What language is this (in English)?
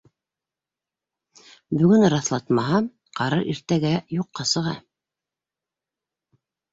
Bashkir